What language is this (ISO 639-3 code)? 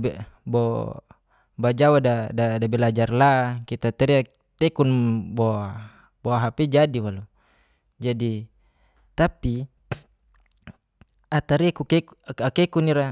ges